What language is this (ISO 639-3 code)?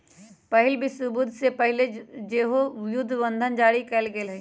mag